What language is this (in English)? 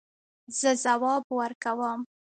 Pashto